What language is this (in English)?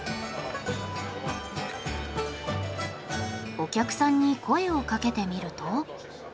Japanese